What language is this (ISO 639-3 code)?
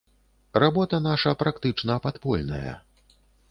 bel